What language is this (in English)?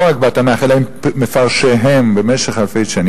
Hebrew